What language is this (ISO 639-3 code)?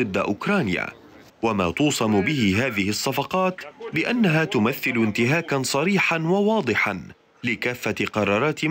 ara